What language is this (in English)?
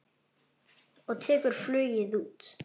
Icelandic